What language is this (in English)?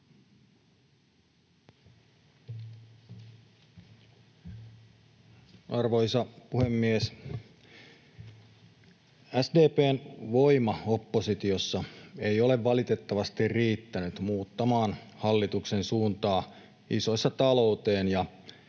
Finnish